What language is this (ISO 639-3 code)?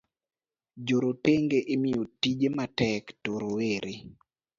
luo